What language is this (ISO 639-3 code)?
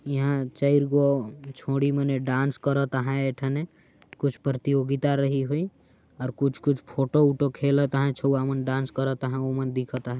sck